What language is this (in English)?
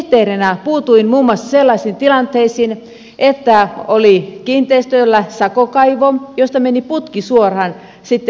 Finnish